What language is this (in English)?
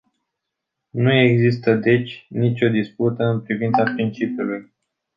Romanian